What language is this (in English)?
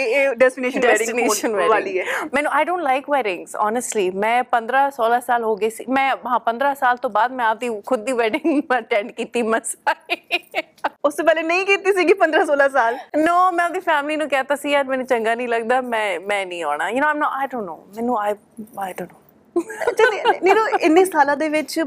Punjabi